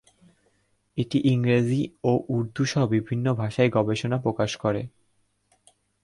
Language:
Bangla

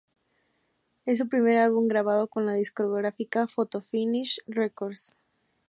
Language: Spanish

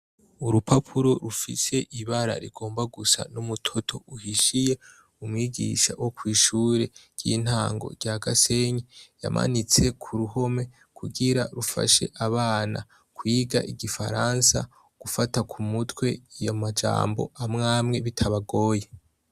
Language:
Rundi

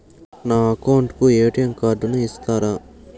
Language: Telugu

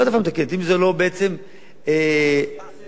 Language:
Hebrew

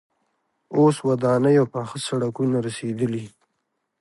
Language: Pashto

